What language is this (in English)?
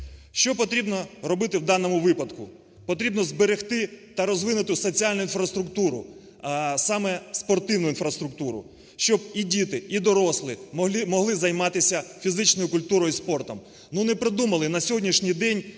Ukrainian